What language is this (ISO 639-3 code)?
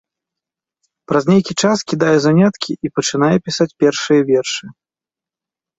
bel